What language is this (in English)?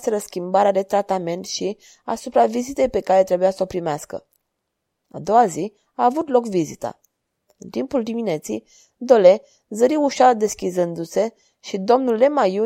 Romanian